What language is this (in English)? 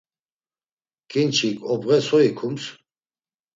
Laz